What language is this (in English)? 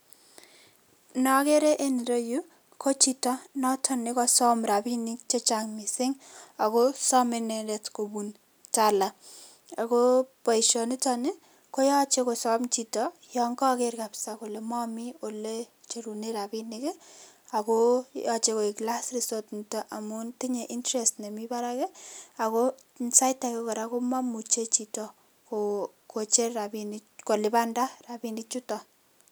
Kalenjin